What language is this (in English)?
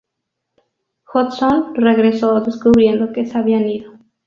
Spanish